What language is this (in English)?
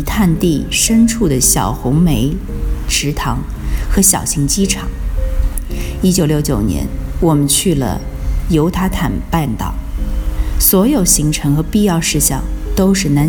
Chinese